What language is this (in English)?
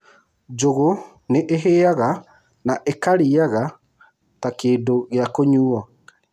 Kikuyu